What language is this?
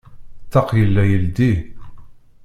Kabyle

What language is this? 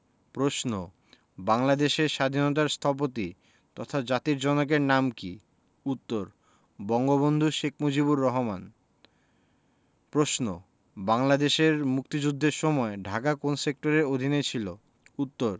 Bangla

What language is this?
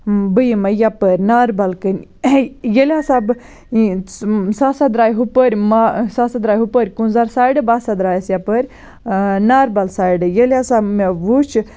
Kashmiri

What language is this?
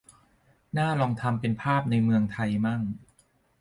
Thai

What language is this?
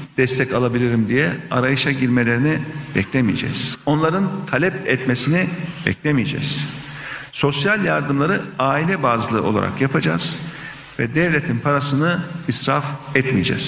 Turkish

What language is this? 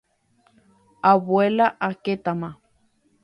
Guarani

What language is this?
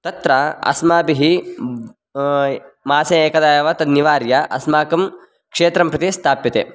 Sanskrit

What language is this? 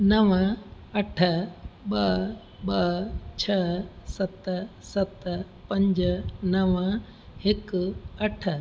Sindhi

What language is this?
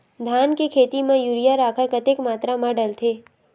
Chhattisgarhi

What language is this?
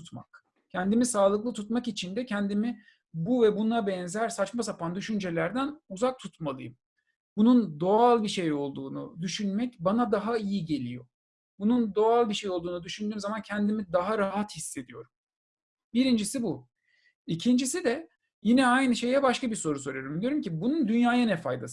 Turkish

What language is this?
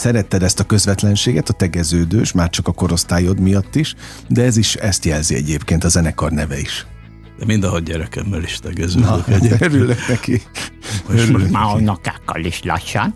Hungarian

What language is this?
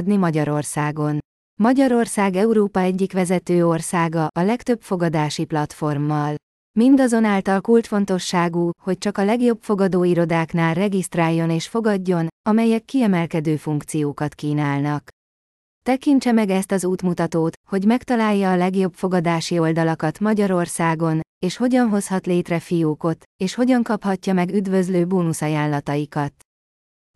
Hungarian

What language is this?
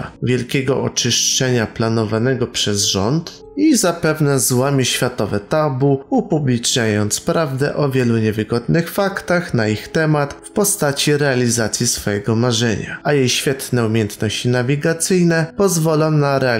Polish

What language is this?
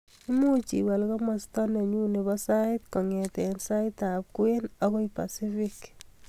Kalenjin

